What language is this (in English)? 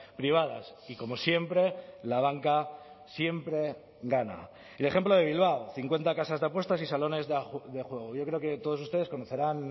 Spanish